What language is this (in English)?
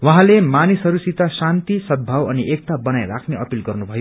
Nepali